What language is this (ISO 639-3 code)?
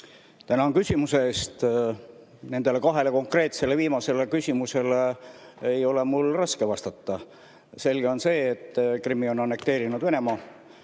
est